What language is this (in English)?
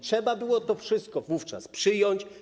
Polish